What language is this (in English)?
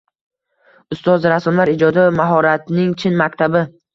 Uzbek